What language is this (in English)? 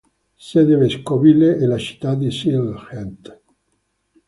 Italian